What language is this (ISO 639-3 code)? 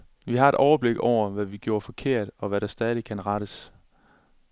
dan